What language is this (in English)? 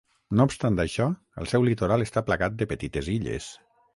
Catalan